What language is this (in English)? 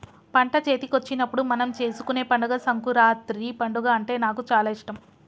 Telugu